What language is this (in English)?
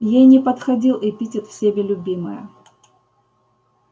Russian